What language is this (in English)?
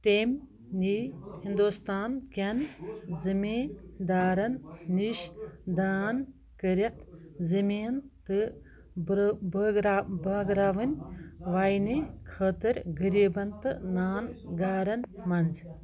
Kashmiri